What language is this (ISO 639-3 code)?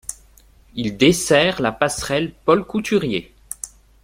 fra